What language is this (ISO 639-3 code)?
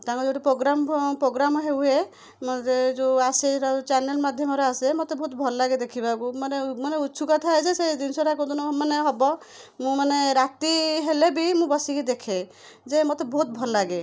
ori